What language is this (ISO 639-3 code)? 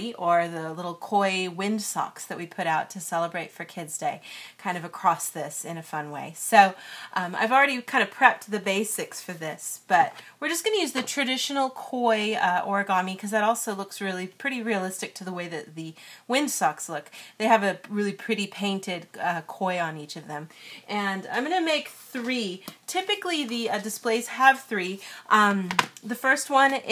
eng